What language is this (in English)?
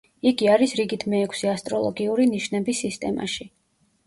Georgian